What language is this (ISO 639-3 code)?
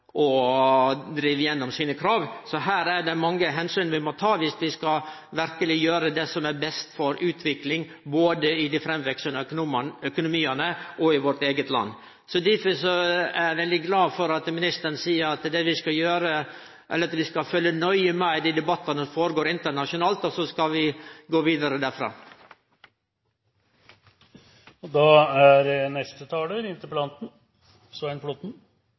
nor